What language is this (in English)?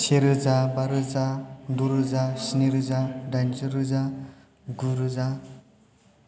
Bodo